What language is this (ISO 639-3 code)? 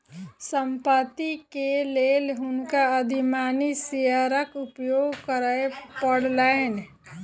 mai